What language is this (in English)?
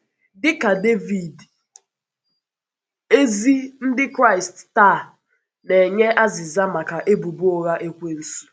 Igbo